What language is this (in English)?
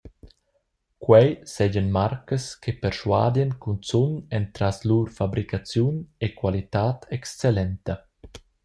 Romansh